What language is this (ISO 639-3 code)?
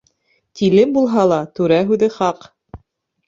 bak